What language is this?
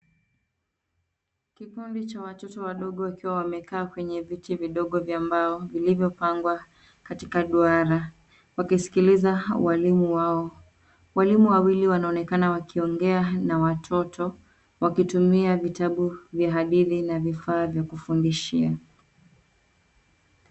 Swahili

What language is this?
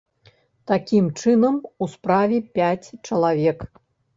Belarusian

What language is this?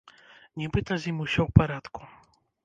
Belarusian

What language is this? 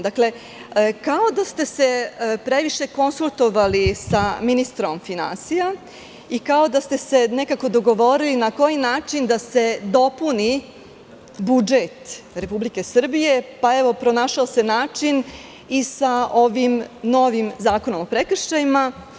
Serbian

